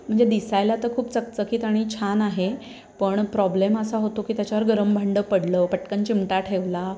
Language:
Marathi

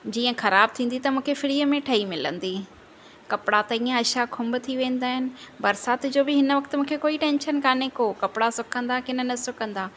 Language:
Sindhi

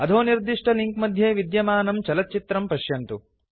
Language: Sanskrit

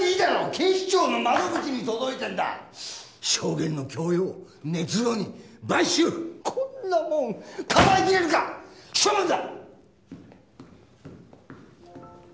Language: Japanese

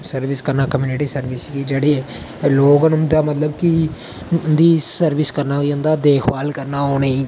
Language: Dogri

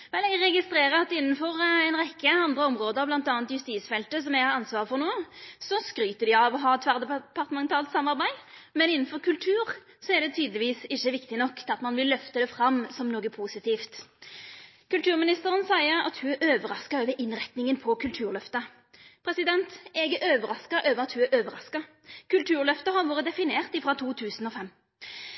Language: Norwegian Nynorsk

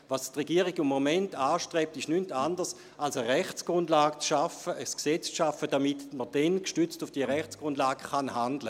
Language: Swiss German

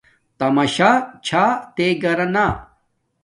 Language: Domaaki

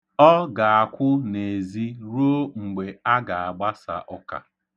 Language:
Igbo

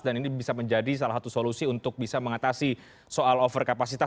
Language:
Indonesian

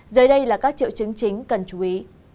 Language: Vietnamese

